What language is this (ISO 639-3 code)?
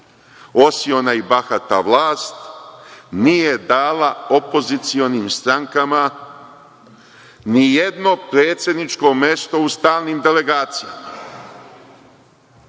srp